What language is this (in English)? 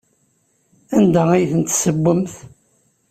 Kabyle